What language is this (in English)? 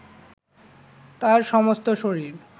Bangla